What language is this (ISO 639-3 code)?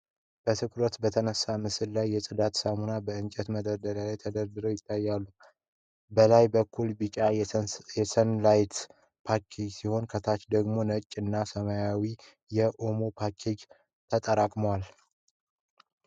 amh